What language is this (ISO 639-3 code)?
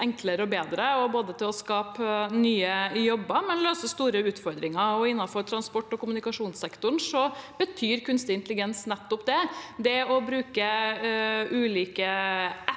nor